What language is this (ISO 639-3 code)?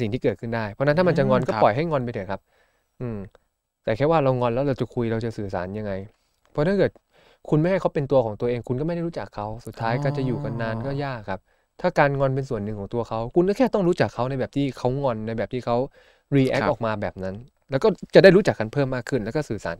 tha